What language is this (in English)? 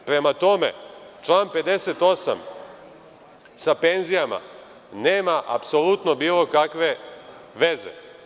Serbian